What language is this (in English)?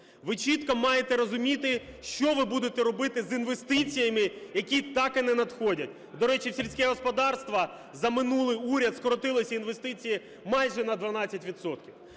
Ukrainian